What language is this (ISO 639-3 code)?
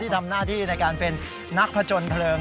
tha